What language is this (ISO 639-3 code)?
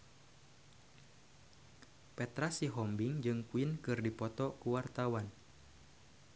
sun